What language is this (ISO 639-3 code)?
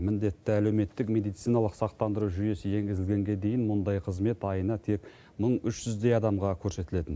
kaz